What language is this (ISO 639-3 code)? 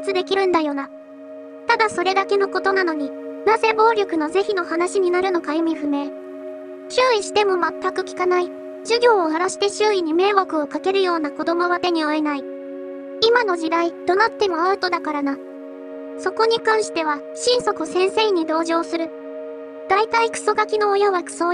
jpn